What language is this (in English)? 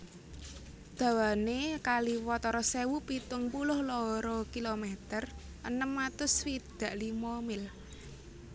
Javanese